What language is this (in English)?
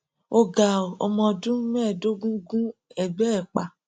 Yoruba